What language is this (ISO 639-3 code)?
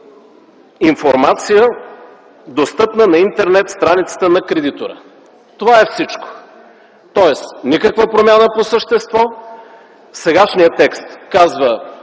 bul